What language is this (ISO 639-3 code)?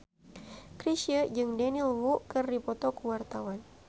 sun